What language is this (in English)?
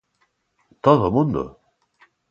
Galician